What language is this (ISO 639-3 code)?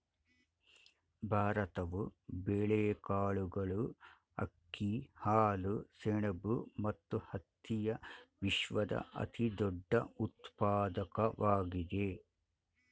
kan